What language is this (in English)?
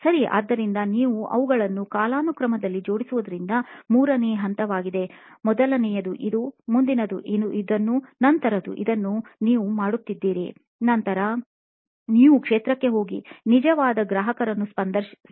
Kannada